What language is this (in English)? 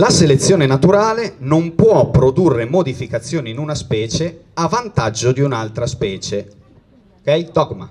Italian